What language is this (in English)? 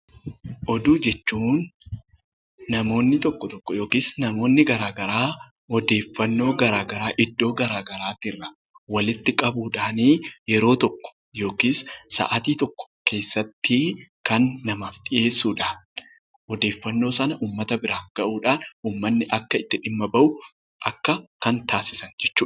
Oromo